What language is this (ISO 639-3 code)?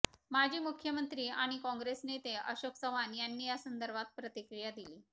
mar